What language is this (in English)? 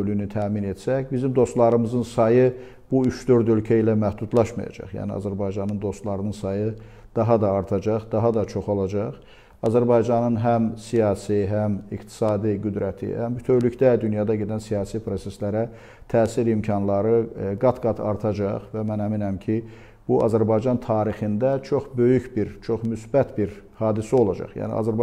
Turkish